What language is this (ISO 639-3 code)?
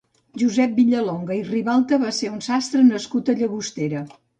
cat